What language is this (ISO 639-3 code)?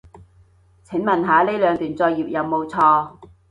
yue